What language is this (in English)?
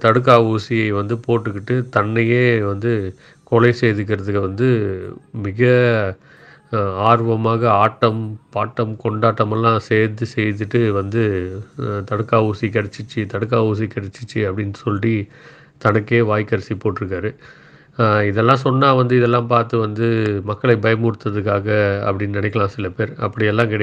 Tamil